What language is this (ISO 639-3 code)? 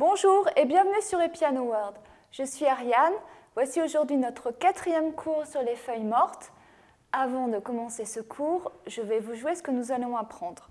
fra